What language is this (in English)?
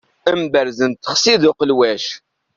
Kabyle